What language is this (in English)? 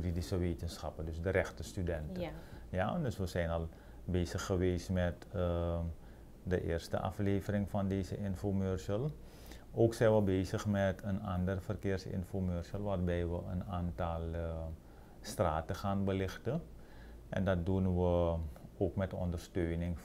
Dutch